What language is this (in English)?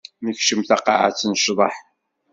Kabyle